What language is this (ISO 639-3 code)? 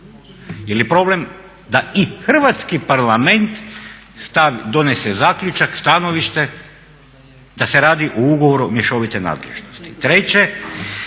hrv